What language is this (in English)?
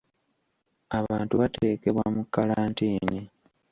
Ganda